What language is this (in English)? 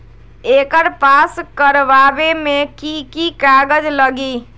Magahi